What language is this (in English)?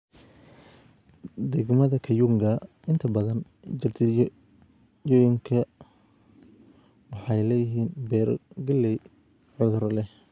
Somali